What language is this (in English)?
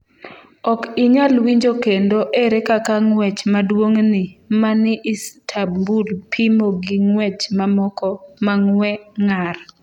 Luo (Kenya and Tanzania)